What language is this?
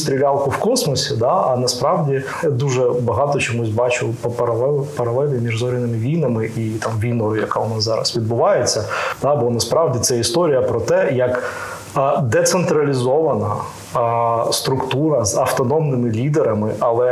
Ukrainian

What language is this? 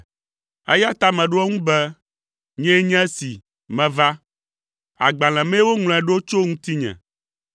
Ewe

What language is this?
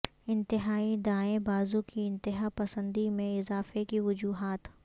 Urdu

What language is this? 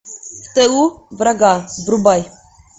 Russian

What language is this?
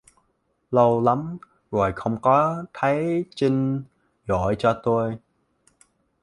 Vietnamese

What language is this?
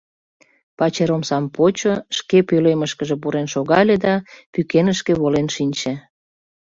Mari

